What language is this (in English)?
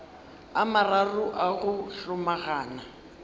Northern Sotho